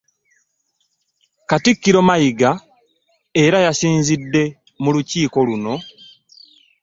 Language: Ganda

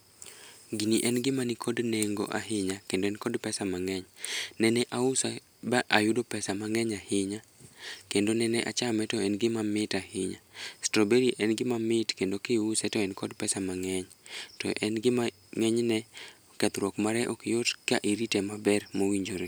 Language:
Luo (Kenya and Tanzania)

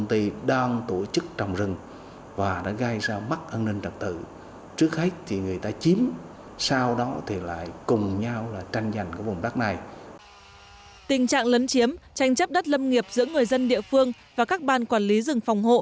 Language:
Vietnamese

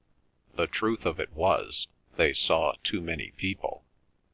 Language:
English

